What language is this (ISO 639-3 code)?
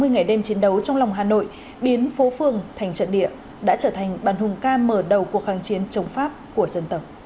vie